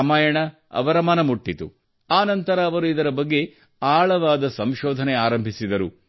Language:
Kannada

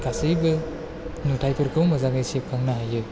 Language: Bodo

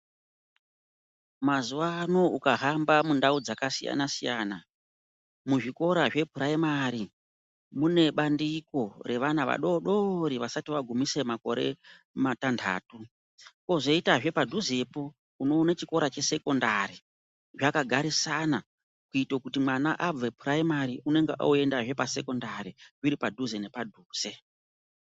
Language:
Ndau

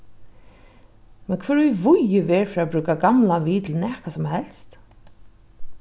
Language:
Faroese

